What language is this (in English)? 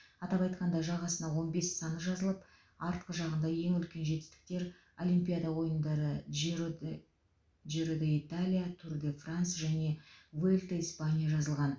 Kazakh